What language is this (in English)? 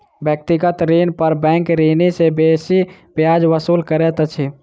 Maithili